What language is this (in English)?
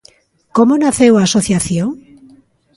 Galician